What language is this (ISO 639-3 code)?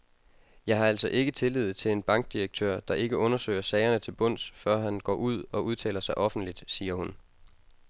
dan